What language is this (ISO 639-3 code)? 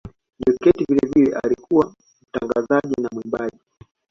swa